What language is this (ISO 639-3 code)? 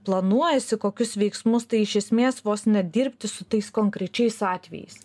lit